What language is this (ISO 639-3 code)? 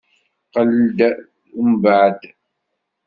kab